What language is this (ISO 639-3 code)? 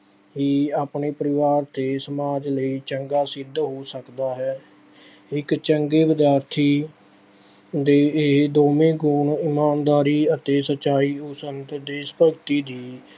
pan